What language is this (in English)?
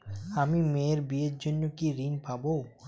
Bangla